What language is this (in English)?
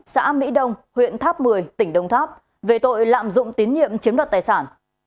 Vietnamese